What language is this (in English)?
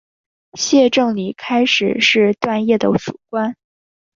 Chinese